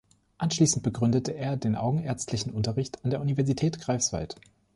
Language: German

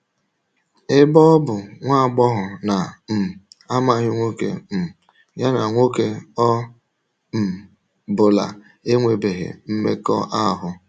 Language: Igbo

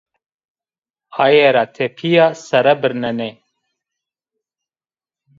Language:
Zaza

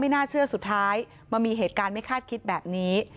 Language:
Thai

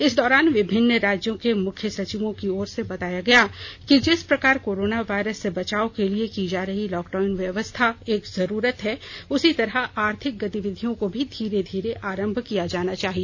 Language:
Hindi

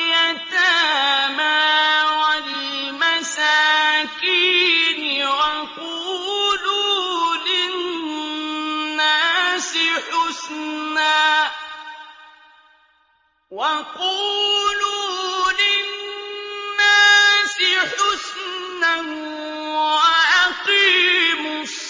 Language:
Arabic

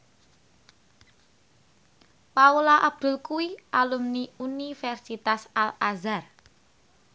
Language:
Javanese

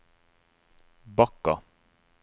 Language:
Norwegian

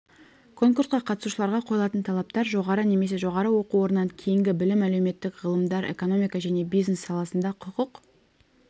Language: Kazakh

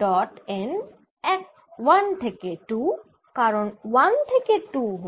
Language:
Bangla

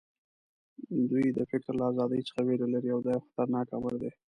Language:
Pashto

